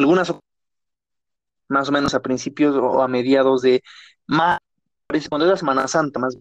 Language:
Spanish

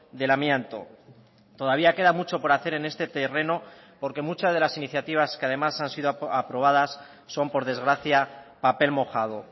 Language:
Spanish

